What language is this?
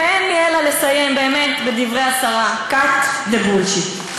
Hebrew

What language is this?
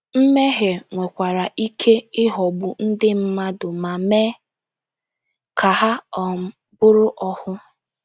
Igbo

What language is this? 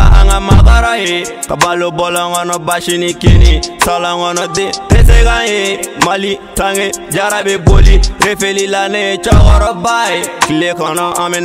French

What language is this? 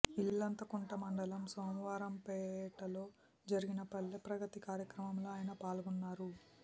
Telugu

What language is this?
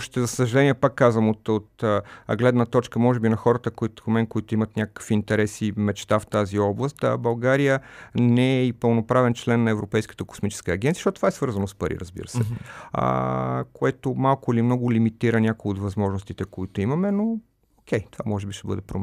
Bulgarian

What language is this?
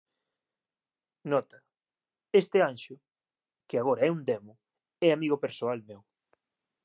Galician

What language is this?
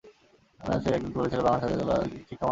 Bangla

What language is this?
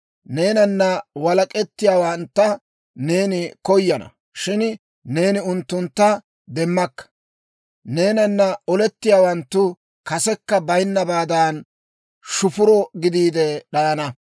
Dawro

